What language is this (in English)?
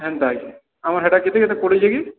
Odia